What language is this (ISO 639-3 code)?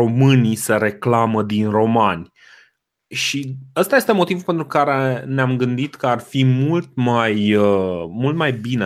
ron